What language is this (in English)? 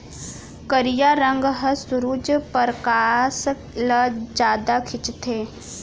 Chhattisgarhi